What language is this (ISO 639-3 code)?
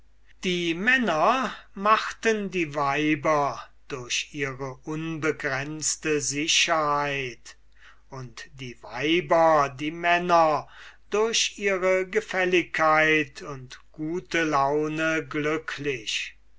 deu